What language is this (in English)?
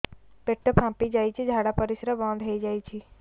Odia